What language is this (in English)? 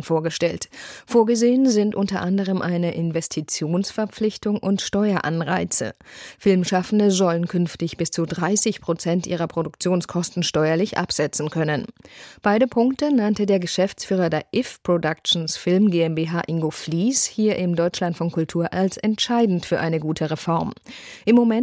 German